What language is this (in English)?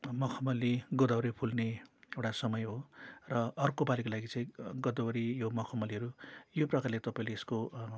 Nepali